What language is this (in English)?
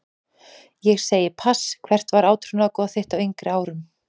Icelandic